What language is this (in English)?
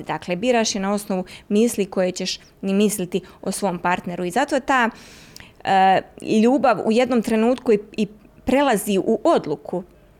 Croatian